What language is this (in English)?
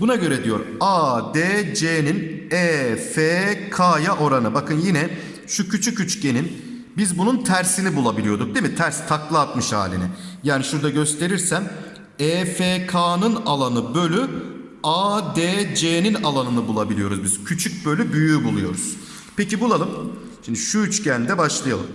Turkish